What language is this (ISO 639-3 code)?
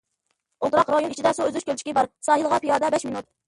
uig